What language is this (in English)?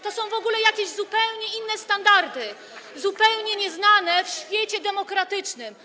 Polish